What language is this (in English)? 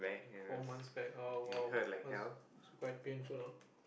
English